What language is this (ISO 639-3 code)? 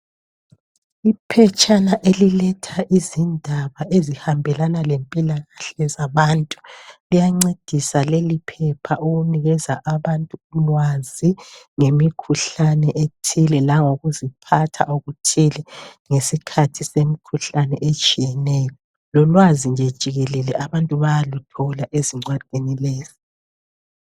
nde